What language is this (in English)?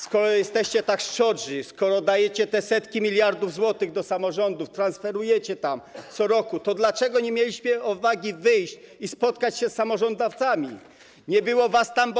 Polish